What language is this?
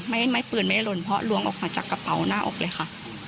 Thai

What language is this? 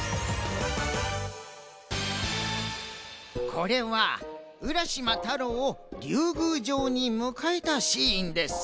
Japanese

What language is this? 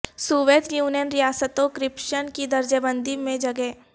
Urdu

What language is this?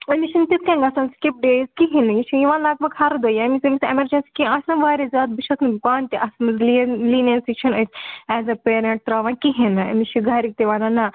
Kashmiri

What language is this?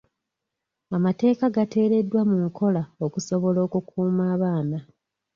Ganda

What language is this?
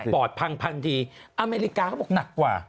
Thai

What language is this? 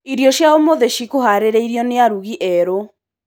Kikuyu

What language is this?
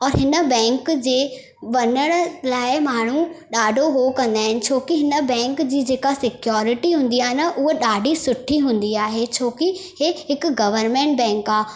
Sindhi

